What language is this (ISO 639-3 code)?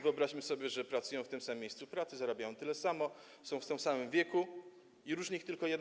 pol